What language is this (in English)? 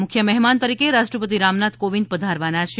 Gujarati